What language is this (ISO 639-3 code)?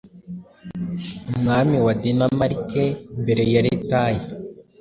kin